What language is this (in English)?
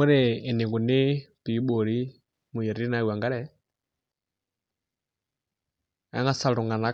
Masai